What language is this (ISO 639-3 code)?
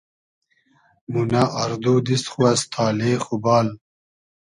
haz